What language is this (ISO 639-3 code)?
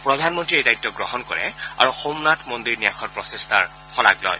asm